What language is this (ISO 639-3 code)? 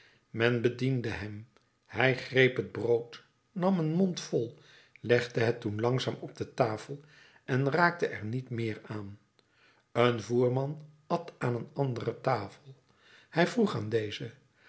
nld